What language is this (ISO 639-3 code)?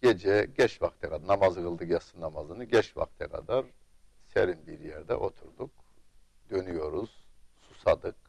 tur